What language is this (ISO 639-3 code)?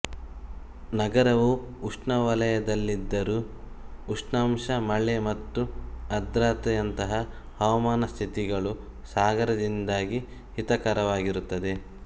kan